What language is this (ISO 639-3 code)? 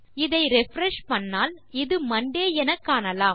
tam